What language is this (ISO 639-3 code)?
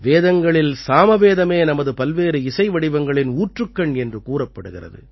tam